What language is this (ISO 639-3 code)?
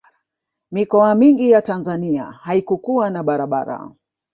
swa